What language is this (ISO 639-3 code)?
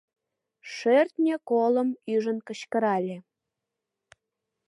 chm